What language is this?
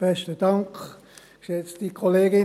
Swiss German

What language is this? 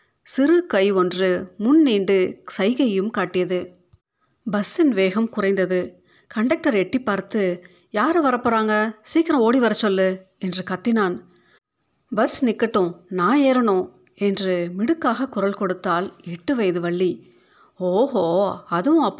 Tamil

